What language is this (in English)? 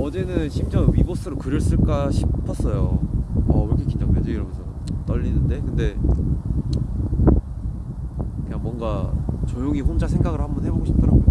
Korean